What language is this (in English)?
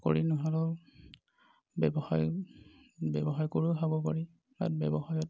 Assamese